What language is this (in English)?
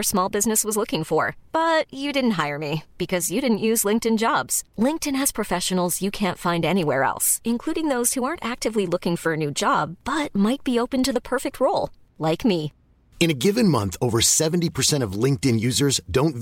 Chinese